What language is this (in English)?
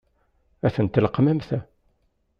Kabyle